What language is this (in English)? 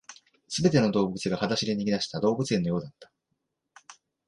Japanese